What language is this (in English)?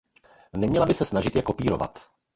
Czech